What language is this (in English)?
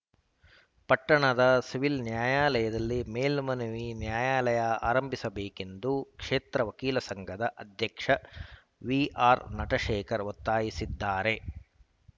Kannada